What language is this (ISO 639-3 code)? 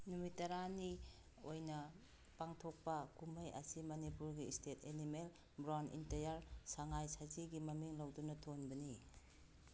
mni